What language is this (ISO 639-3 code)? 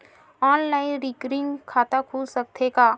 hne